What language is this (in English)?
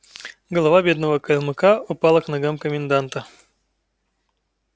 Russian